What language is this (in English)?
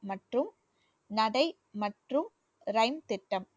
Tamil